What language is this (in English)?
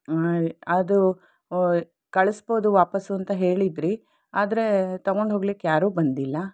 Kannada